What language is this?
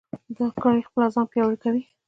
Pashto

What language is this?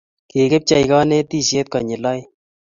Kalenjin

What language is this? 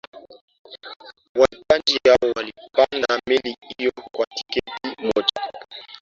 Swahili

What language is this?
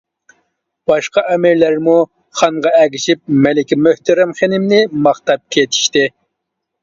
Uyghur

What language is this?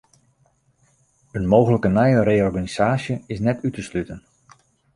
Western Frisian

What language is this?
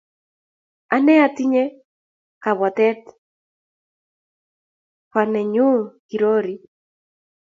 Kalenjin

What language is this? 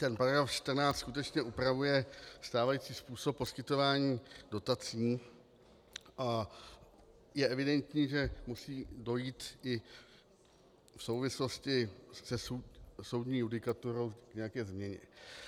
Czech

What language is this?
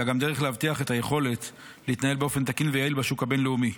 Hebrew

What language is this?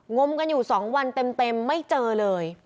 Thai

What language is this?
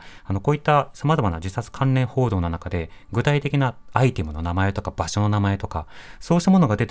Japanese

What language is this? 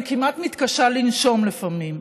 Hebrew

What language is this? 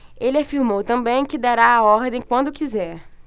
Portuguese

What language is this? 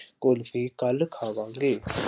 Punjabi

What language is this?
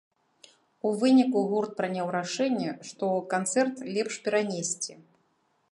Belarusian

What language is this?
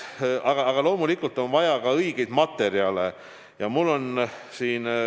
Estonian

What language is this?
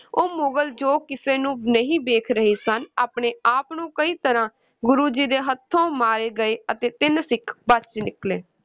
Punjabi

